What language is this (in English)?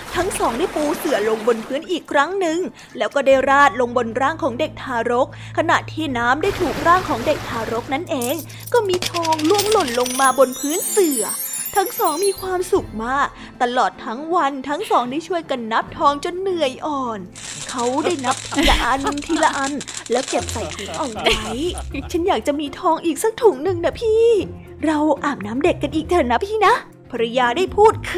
Thai